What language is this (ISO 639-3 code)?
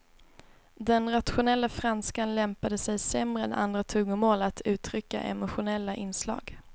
swe